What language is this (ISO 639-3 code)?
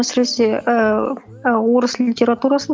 kaz